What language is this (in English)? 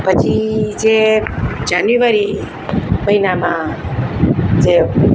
Gujarati